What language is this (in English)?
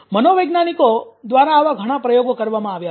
Gujarati